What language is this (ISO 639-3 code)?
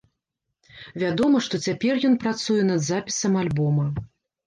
bel